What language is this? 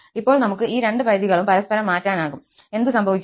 Malayalam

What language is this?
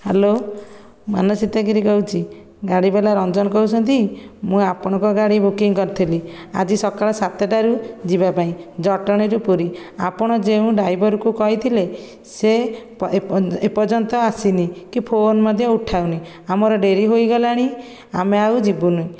Odia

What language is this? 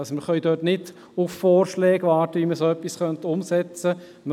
Swiss German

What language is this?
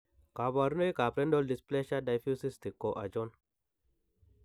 Kalenjin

